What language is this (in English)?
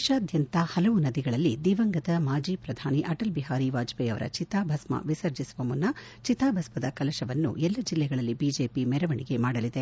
Kannada